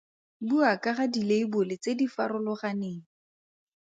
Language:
Tswana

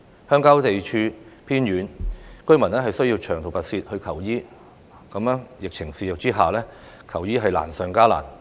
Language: Cantonese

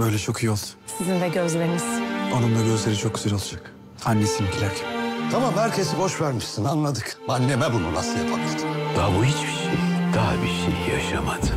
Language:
Turkish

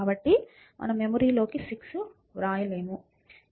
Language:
Telugu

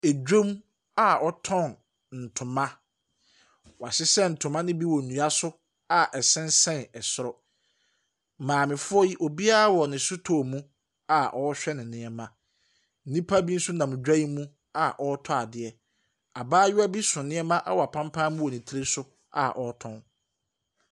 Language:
Akan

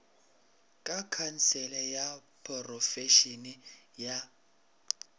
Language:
Northern Sotho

